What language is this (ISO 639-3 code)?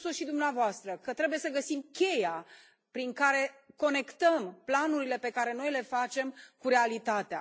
ron